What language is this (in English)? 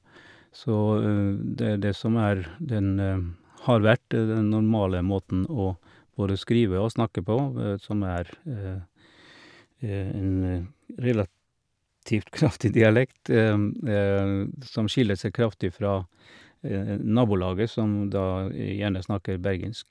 Norwegian